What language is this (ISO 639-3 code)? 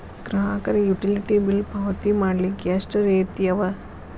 kan